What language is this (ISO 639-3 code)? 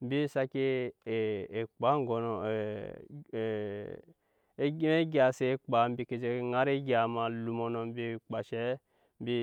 yes